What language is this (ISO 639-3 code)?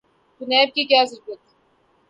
urd